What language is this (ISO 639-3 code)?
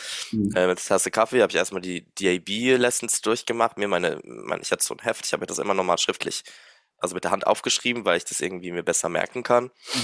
deu